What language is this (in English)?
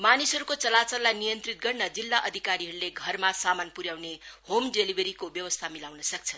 Nepali